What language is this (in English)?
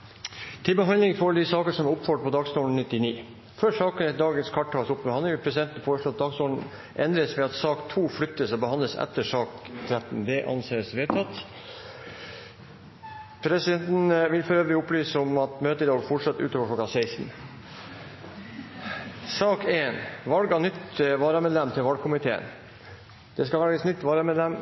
Norwegian